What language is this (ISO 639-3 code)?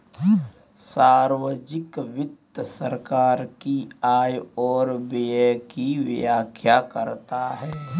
hin